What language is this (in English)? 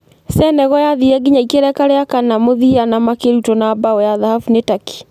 Kikuyu